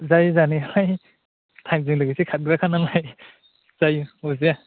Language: Bodo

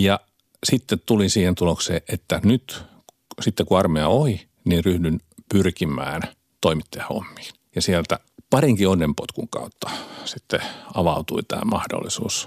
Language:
Finnish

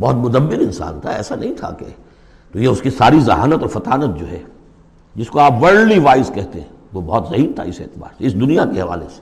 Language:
Urdu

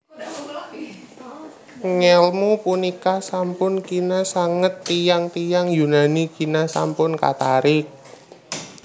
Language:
Javanese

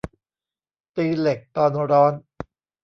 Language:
Thai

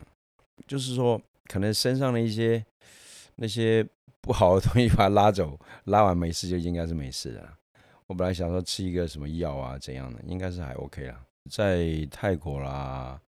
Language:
Chinese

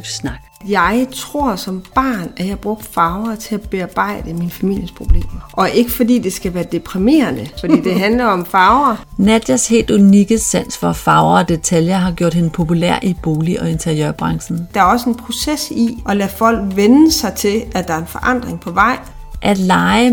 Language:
Danish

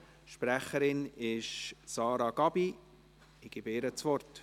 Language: Swiss German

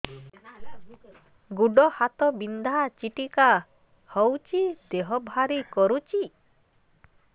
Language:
Odia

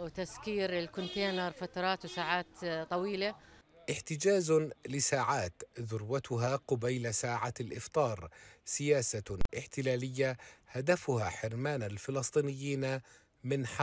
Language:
Arabic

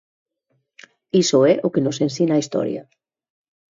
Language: Galician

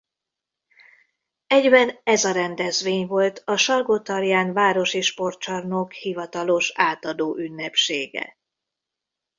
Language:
Hungarian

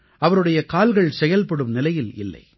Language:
Tamil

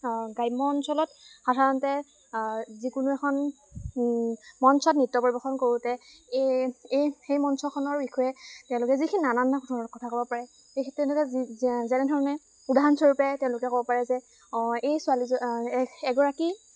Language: Assamese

